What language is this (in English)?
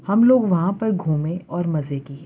Urdu